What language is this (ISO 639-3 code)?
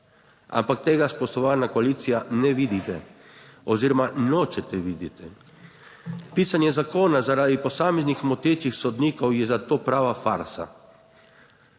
slv